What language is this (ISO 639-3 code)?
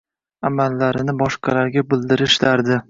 uzb